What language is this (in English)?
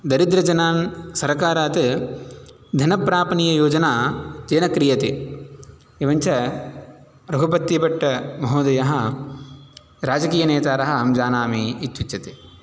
Sanskrit